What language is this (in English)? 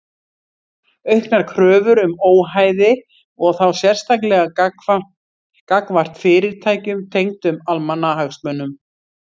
Icelandic